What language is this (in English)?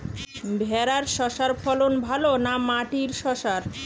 Bangla